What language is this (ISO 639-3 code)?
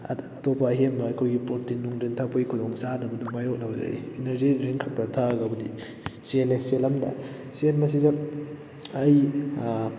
mni